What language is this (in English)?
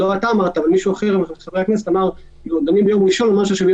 Hebrew